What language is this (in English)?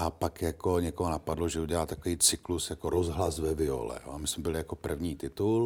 Czech